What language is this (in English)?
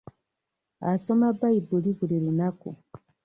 Ganda